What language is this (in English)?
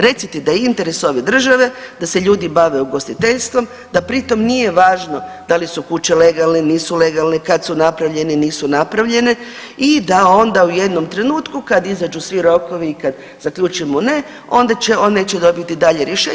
Croatian